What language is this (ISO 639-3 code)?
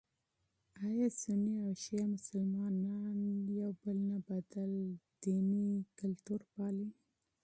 pus